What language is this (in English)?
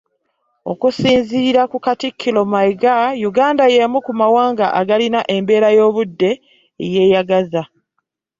Ganda